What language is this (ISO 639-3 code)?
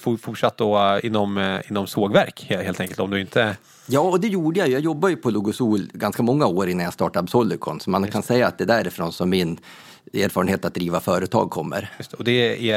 swe